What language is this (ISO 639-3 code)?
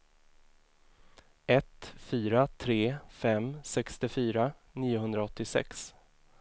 swe